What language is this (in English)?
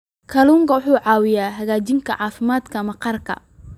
Somali